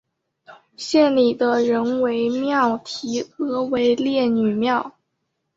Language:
Chinese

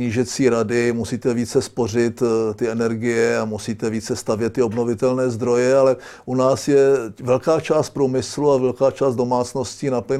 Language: Czech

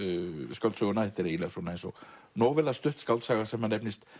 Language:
Icelandic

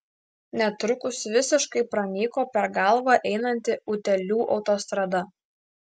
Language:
Lithuanian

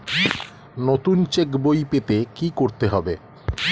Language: Bangla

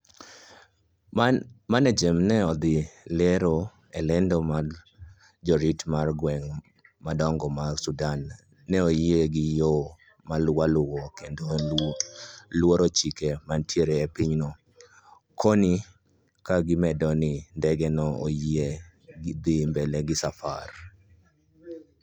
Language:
Luo (Kenya and Tanzania)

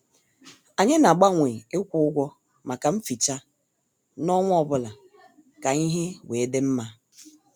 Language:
Igbo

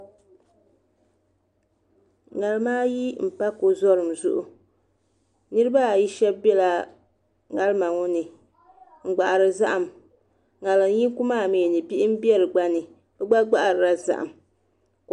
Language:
Dagbani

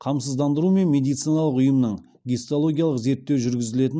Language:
Kazakh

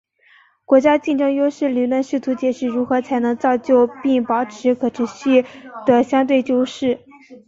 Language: Chinese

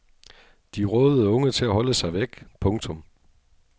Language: Danish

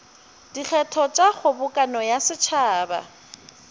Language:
Northern Sotho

